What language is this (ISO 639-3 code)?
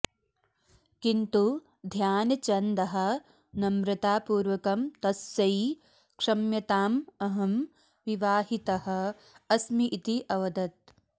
san